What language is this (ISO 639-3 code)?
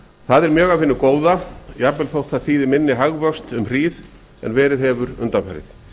isl